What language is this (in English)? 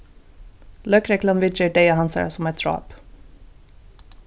Faroese